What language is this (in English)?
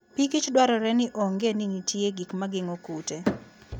Luo (Kenya and Tanzania)